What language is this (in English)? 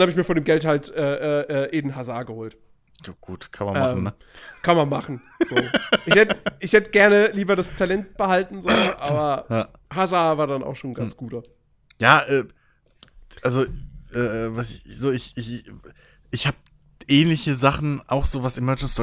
German